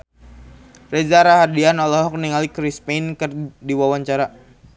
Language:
Sundanese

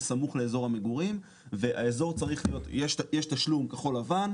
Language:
Hebrew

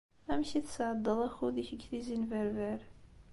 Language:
Kabyle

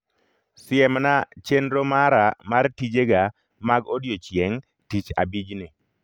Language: Luo (Kenya and Tanzania)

